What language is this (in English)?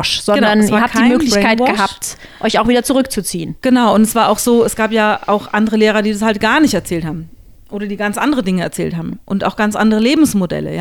German